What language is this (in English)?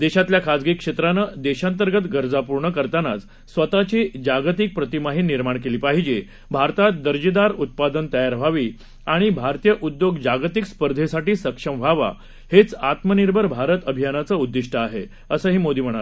Marathi